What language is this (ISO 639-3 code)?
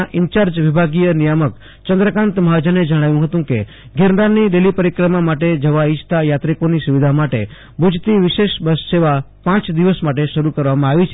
guj